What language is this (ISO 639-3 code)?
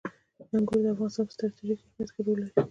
pus